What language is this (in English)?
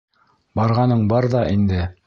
Bashkir